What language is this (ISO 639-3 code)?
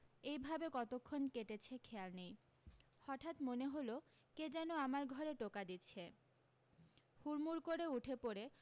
ben